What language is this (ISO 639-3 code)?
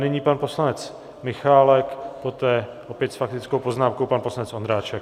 ces